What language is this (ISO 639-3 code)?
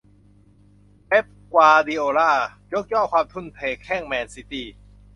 tha